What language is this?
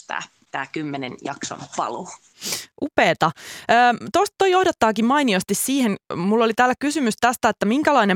Finnish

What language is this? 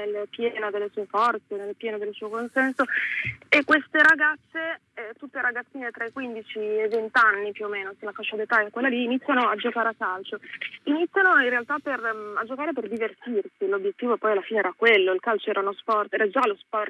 Italian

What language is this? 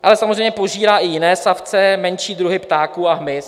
Czech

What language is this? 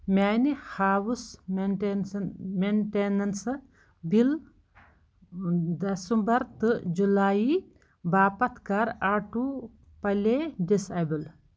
Kashmiri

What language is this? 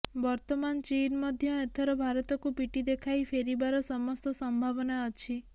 Odia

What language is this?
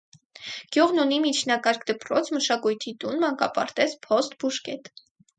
Armenian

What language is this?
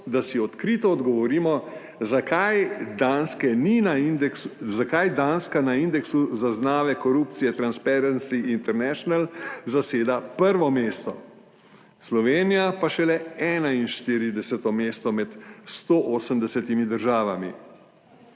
Slovenian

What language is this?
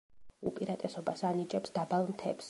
Georgian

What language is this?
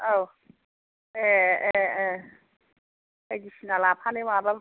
Bodo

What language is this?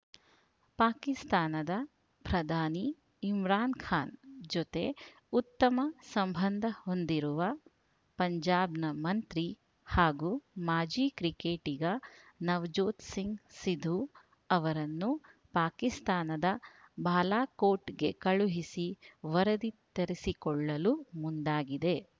Kannada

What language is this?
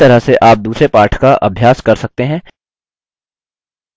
Hindi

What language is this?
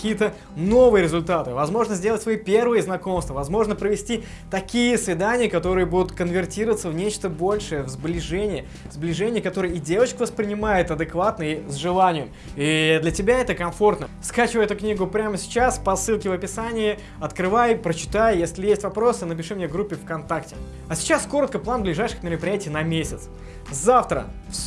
Russian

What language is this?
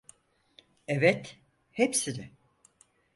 Turkish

